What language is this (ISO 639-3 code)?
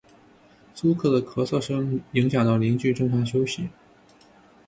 zho